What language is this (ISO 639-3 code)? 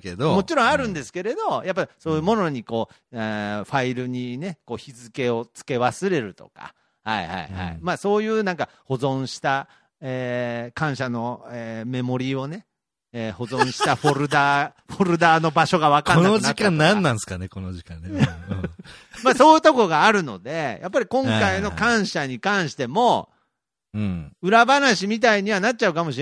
jpn